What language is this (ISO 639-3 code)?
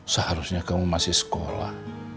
ind